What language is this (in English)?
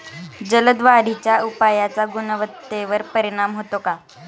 Marathi